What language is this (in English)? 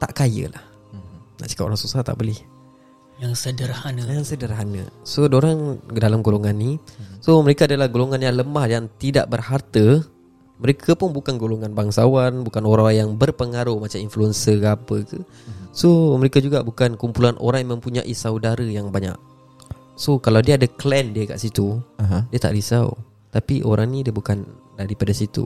Malay